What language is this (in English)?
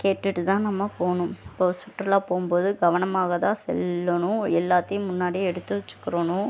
Tamil